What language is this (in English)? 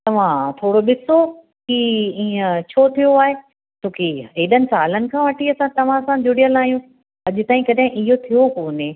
Sindhi